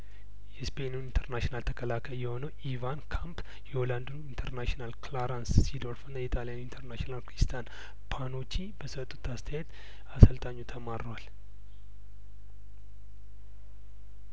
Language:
Amharic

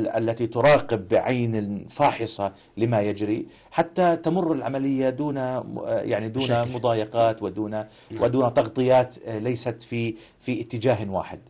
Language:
Arabic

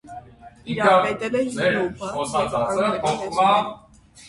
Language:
Armenian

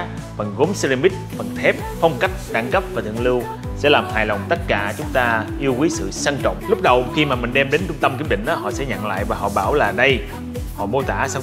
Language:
Vietnamese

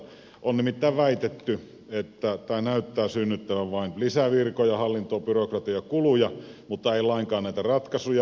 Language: Finnish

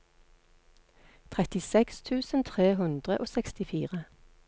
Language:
Norwegian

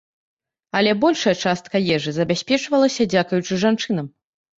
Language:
Belarusian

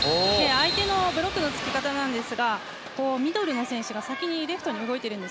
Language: Japanese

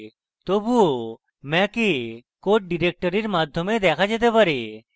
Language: Bangla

